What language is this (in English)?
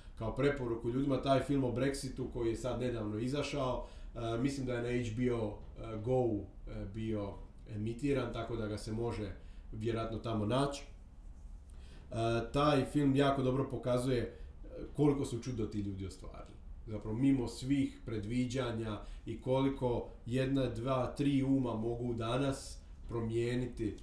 Croatian